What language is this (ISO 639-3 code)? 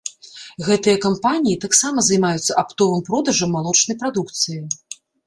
bel